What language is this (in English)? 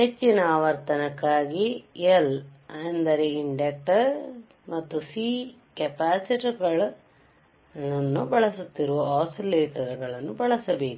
Kannada